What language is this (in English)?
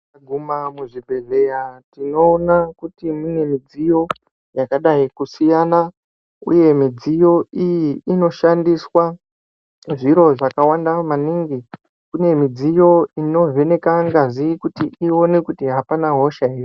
Ndau